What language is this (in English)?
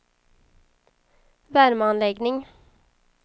Swedish